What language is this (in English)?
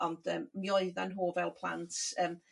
Welsh